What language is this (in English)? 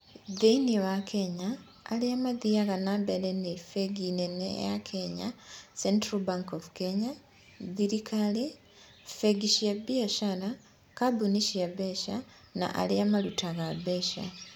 Kikuyu